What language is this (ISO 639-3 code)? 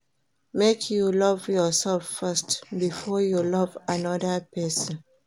pcm